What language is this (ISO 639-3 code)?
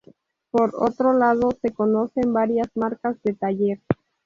spa